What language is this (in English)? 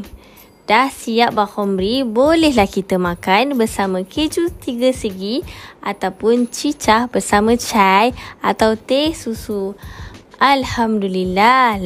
Malay